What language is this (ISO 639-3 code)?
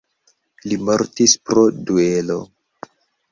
epo